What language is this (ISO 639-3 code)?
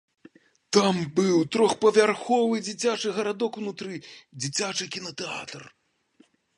bel